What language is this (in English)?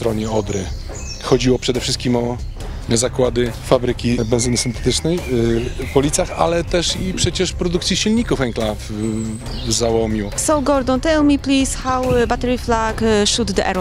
Polish